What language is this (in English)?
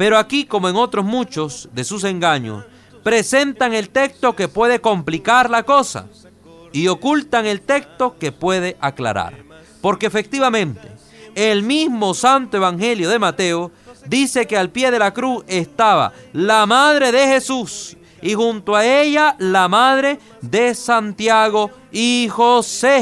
Spanish